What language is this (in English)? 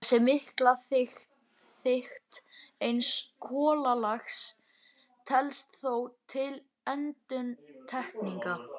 Icelandic